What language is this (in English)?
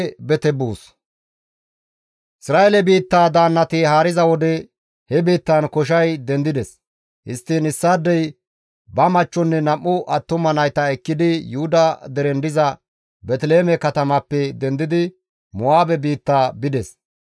Gamo